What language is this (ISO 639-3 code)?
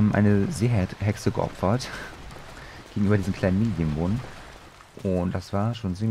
deu